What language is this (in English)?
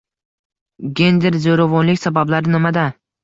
Uzbek